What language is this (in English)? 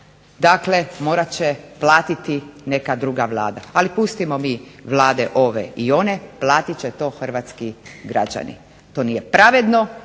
Croatian